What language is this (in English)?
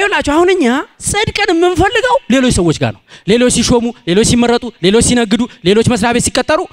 Indonesian